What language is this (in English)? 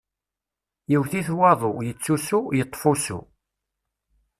Kabyle